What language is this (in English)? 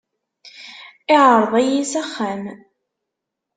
Kabyle